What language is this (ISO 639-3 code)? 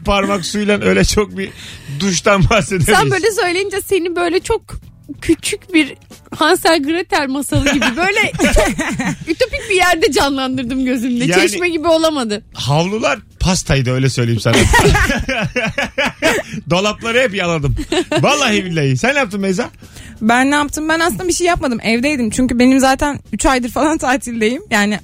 tur